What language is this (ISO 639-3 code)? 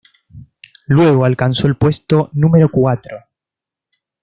spa